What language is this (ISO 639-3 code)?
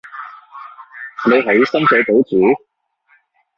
yue